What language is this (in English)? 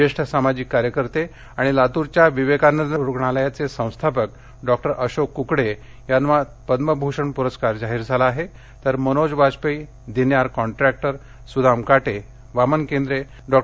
Marathi